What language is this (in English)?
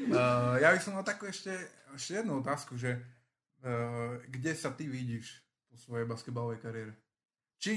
Slovak